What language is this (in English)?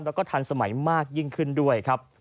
Thai